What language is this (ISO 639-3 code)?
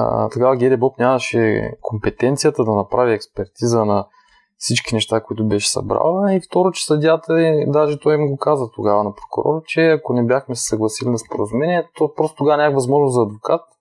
bul